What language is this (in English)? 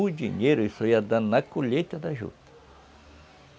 Portuguese